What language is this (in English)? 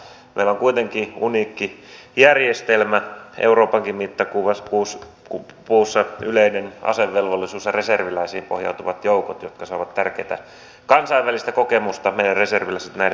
Finnish